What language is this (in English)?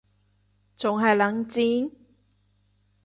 Cantonese